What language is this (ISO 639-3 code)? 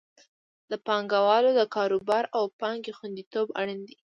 pus